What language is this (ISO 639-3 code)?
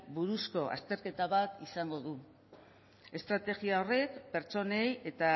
eus